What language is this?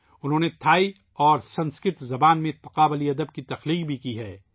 Urdu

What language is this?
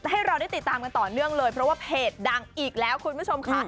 Thai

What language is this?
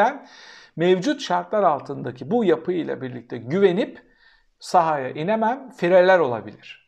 Turkish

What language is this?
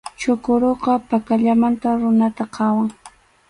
Arequipa-La Unión Quechua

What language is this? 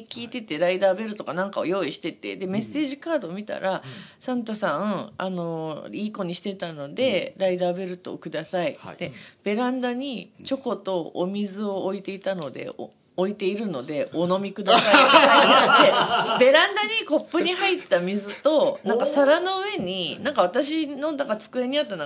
Japanese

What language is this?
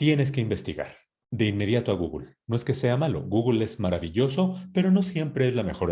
Spanish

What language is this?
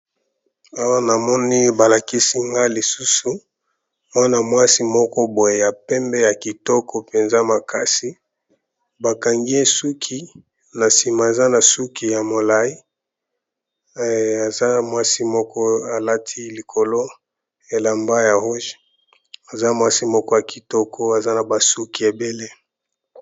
Lingala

